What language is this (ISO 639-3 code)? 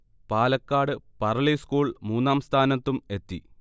mal